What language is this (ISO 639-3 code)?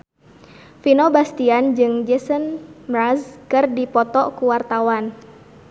sun